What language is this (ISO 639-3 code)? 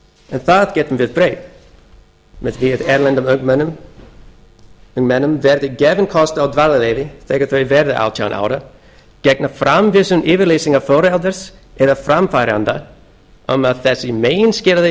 isl